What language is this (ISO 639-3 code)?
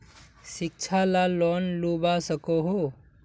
mag